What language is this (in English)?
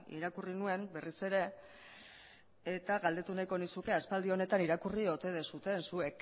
Basque